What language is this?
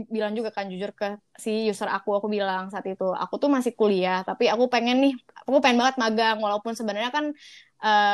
Indonesian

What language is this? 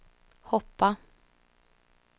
Swedish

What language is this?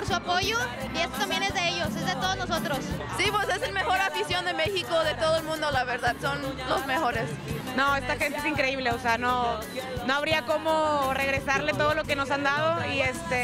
Spanish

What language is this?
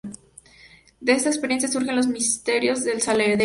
Spanish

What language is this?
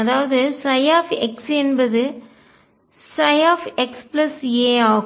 Tamil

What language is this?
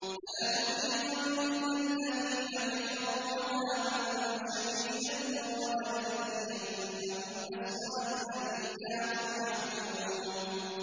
Arabic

